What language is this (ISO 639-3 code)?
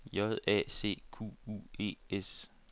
dan